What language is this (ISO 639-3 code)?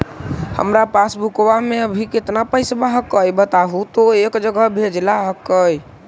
mag